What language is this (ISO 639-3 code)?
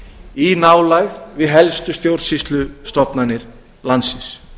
isl